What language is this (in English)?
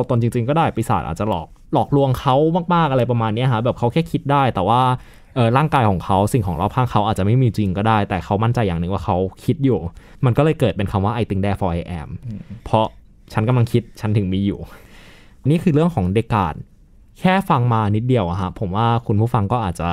Thai